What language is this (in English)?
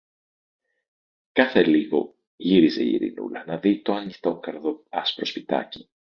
Greek